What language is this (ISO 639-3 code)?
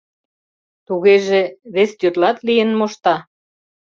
chm